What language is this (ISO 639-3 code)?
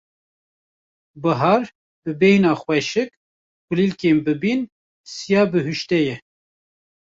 kur